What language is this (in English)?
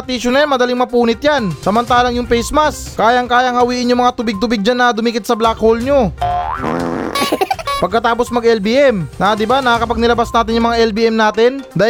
Filipino